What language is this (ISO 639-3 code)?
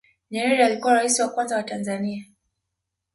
swa